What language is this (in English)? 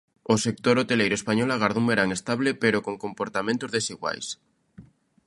Galician